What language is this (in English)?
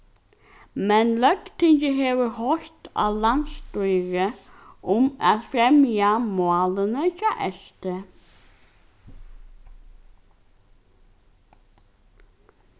Faroese